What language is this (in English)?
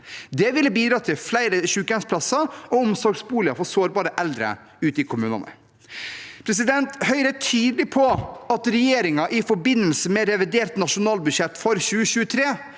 Norwegian